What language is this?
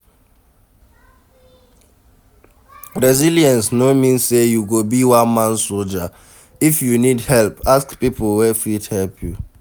Nigerian Pidgin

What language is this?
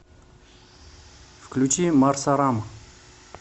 Russian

